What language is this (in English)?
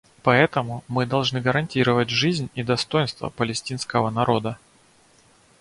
Russian